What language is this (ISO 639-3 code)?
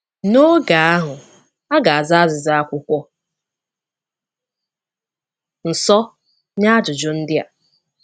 ibo